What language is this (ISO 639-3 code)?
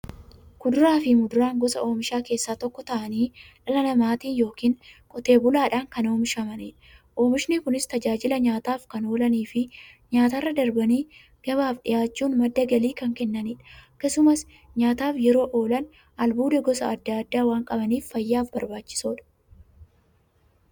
orm